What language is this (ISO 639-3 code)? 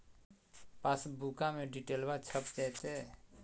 mag